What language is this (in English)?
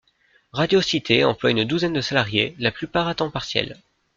French